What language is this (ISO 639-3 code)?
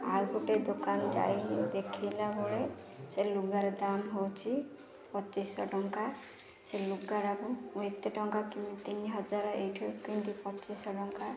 ori